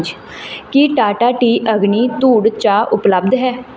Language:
Punjabi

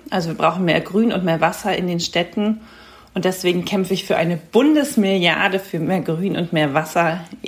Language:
German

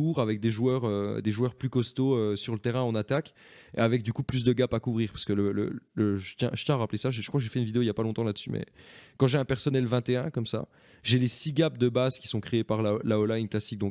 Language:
French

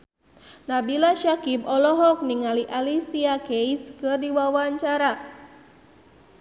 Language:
Sundanese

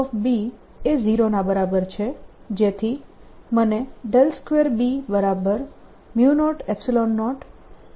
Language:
Gujarati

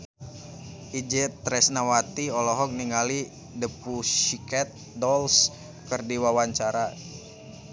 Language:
Sundanese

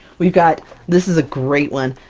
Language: English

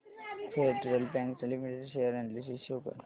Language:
Marathi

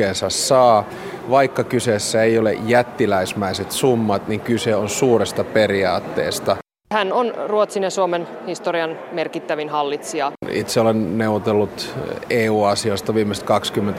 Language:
Finnish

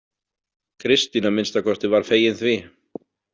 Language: Icelandic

